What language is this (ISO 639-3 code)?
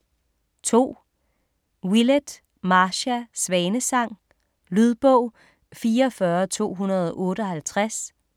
dan